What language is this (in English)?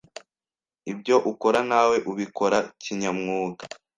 Kinyarwanda